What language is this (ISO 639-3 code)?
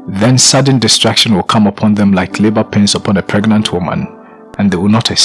eng